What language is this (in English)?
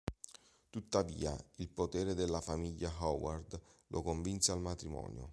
Italian